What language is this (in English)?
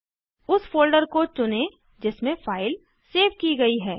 Hindi